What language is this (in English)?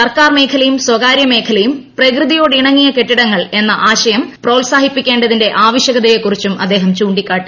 Malayalam